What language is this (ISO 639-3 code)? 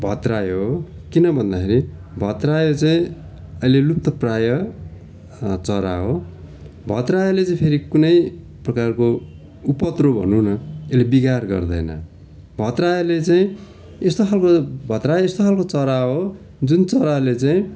nep